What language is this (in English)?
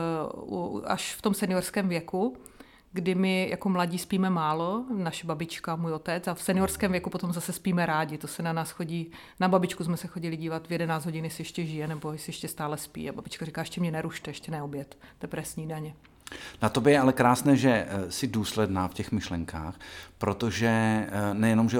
Czech